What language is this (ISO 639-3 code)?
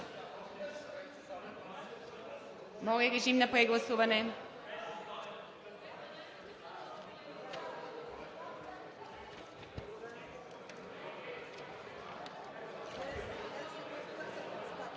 bul